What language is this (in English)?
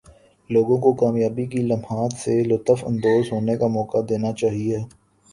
Urdu